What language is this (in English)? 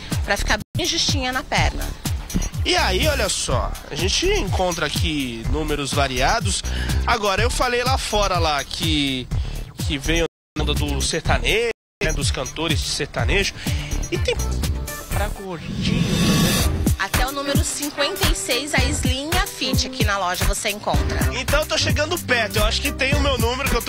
Portuguese